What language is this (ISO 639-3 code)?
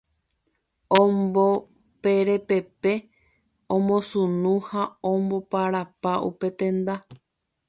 grn